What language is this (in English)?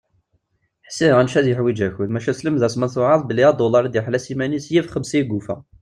Kabyle